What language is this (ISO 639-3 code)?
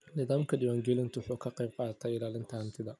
som